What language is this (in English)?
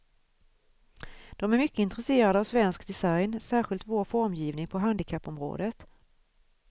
Swedish